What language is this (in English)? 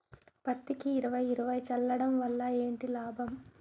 Telugu